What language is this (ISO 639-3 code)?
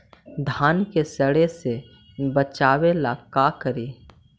mag